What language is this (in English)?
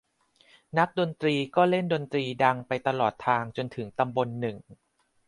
Thai